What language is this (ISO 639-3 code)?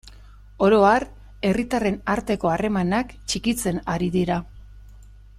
eus